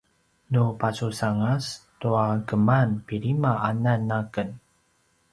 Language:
Paiwan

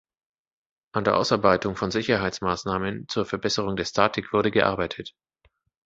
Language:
German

